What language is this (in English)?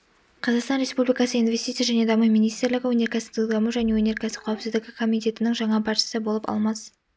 Kazakh